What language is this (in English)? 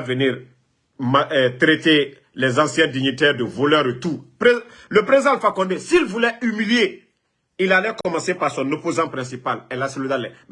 French